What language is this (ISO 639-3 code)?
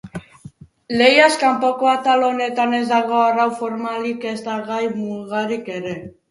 eus